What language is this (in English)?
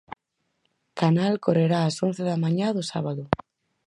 Galician